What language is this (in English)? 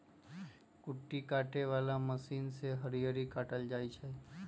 Magahi